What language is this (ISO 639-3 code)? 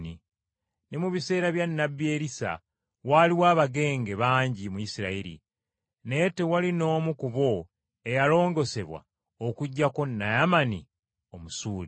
lug